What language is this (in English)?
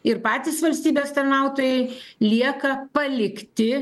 Lithuanian